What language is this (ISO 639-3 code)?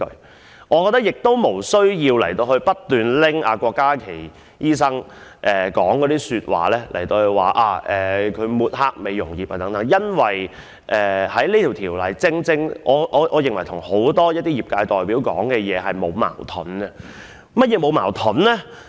yue